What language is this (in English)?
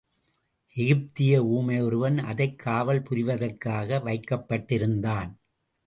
Tamil